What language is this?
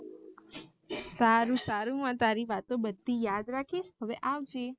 Gujarati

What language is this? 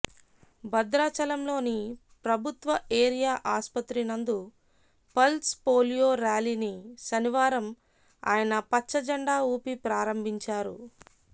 Telugu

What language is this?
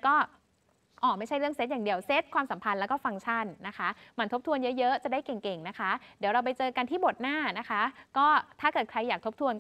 Thai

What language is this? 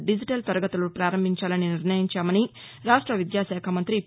Telugu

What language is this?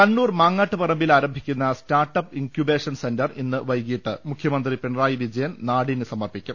Malayalam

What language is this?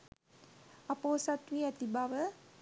Sinhala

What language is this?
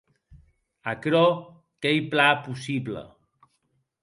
Occitan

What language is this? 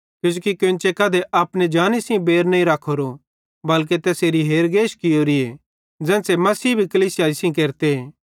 Bhadrawahi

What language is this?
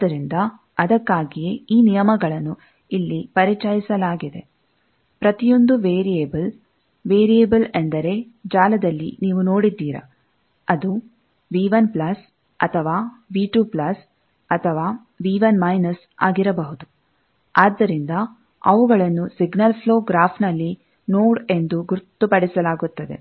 Kannada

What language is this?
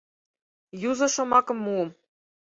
Mari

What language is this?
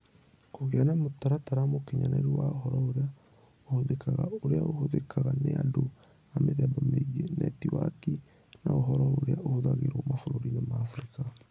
Kikuyu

